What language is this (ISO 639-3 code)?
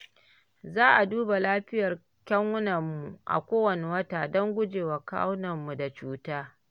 hau